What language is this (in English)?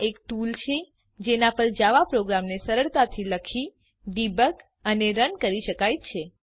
Gujarati